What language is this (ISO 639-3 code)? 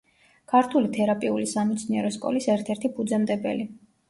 kat